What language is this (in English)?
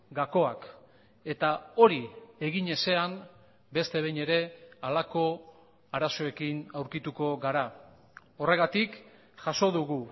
Basque